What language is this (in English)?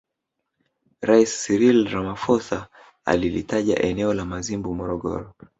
Swahili